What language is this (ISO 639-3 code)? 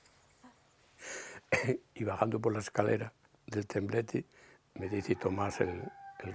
spa